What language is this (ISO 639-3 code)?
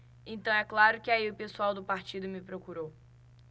por